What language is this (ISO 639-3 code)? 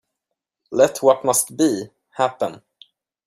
eng